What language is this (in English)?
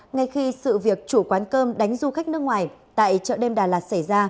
Vietnamese